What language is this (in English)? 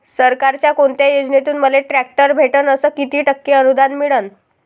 Marathi